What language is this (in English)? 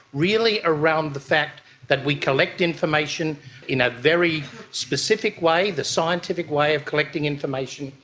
English